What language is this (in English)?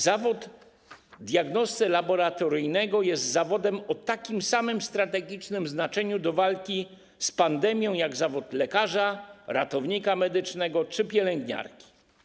Polish